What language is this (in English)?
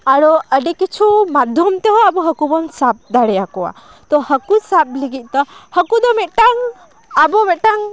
Santali